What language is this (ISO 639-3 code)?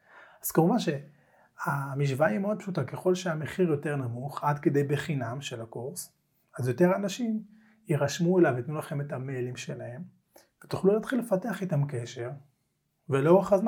heb